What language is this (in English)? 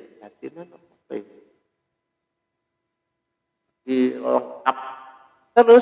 Indonesian